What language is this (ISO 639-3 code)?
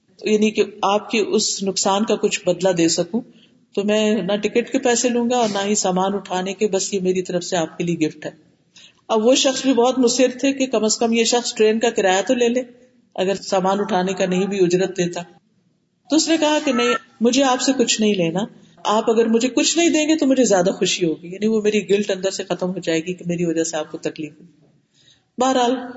urd